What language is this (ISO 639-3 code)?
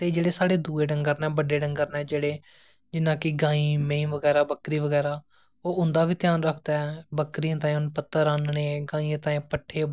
doi